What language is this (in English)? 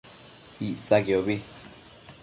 Matsés